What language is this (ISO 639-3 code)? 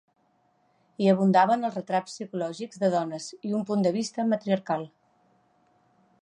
cat